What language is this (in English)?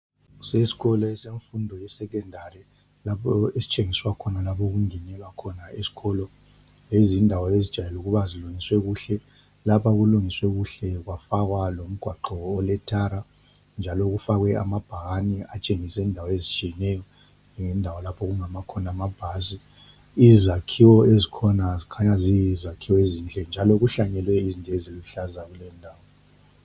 North Ndebele